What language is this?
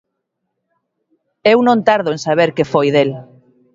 Galician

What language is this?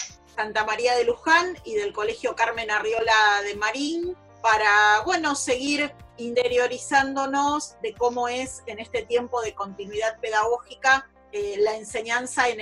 Spanish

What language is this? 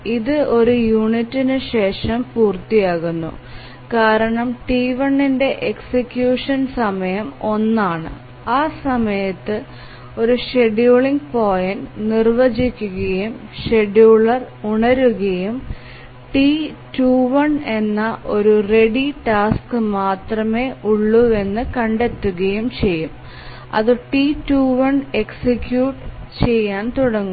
Malayalam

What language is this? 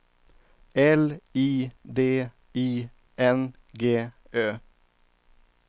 Swedish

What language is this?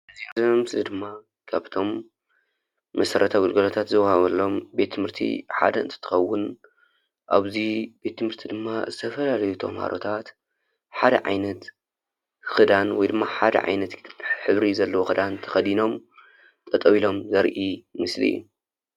Tigrinya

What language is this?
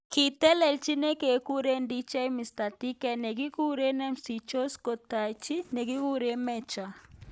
Kalenjin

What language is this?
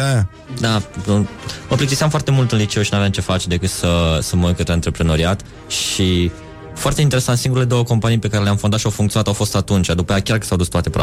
Romanian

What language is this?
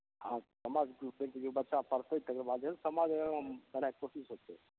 Maithili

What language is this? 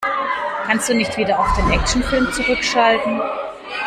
German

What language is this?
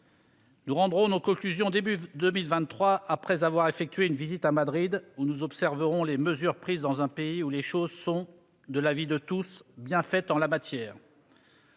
French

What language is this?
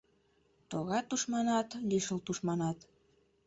Mari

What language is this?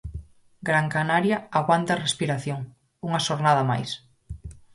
Galician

